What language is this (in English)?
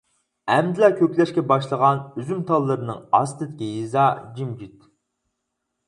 Uyghur